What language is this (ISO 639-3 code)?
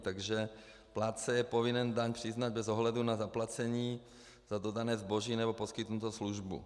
ces